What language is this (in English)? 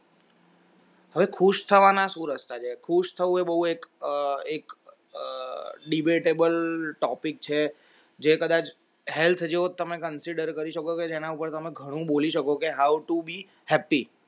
Gujarati